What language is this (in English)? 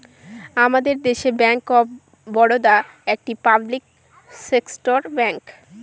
Bangla